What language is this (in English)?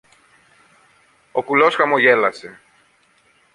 Greek